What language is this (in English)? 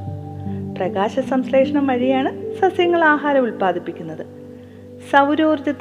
Malayalam